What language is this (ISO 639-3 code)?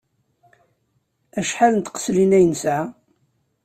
kab